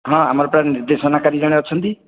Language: Odia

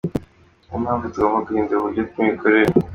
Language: Kinyarwanda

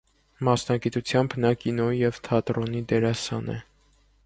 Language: Armenian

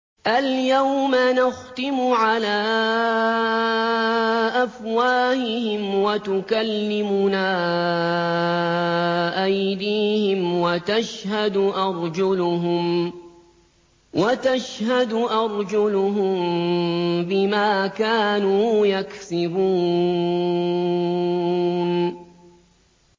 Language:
Arabic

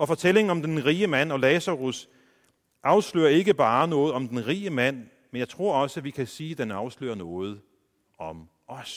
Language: Danish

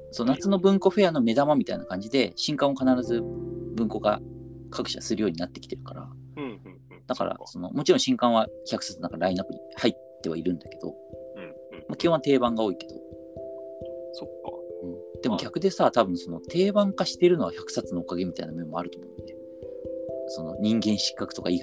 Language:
Japanese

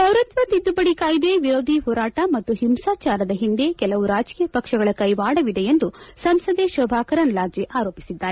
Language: Kannada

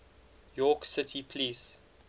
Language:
English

